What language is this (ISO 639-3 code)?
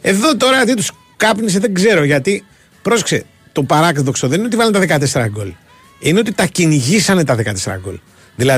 ell